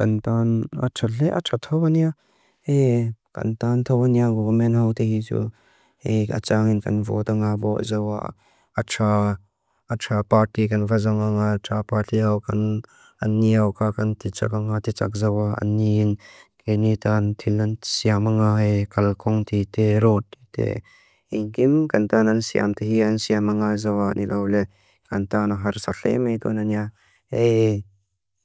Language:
Mizo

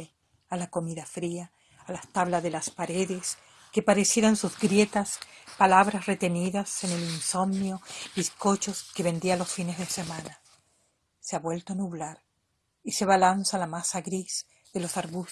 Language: Spanish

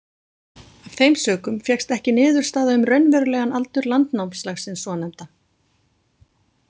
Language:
Icelandic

